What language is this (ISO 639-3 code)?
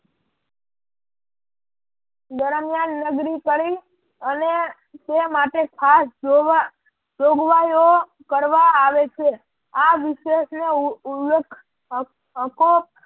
guj